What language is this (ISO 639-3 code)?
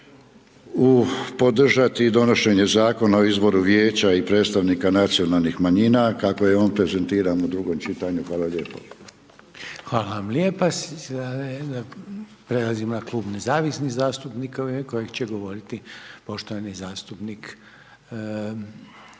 hrv